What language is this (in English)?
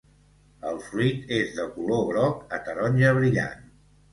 Catalan